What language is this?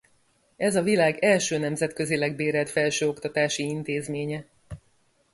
Hungarian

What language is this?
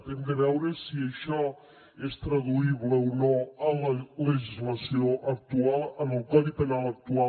Catalan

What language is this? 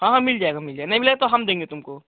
Hindi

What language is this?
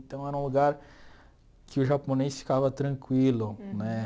Portuguese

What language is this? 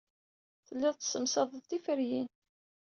Kabyle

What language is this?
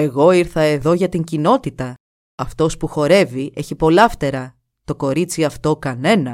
Greek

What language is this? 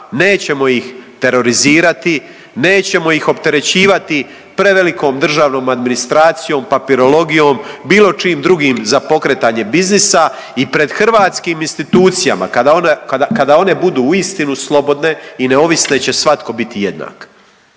Croatian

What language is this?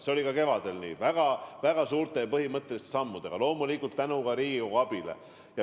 Estonian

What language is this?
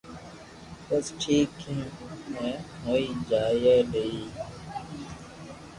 Loarki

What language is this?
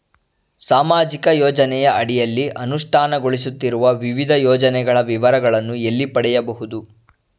Kannada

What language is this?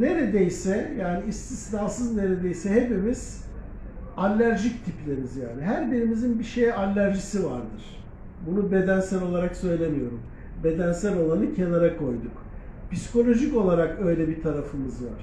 Turkish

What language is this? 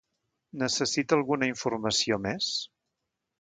Catalan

